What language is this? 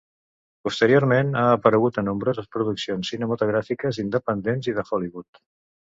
Catalan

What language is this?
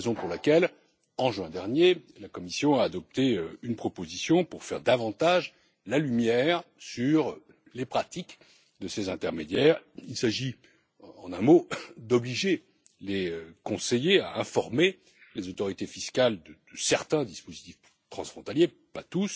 French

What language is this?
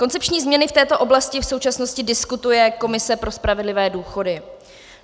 Czech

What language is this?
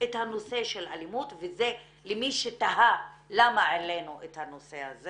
Hebrew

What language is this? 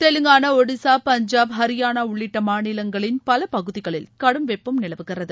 Tamil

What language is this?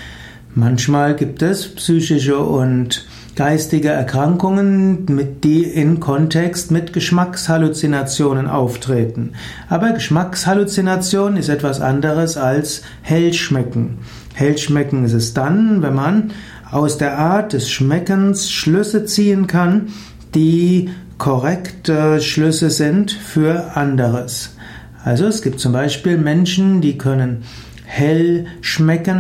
German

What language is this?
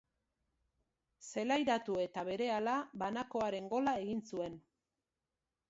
Basque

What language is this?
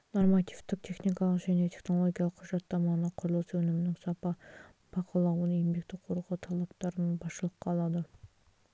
Kazakh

